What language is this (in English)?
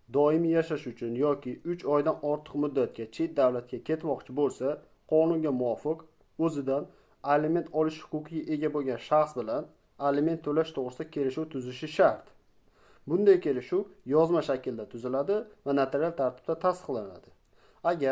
Uzbek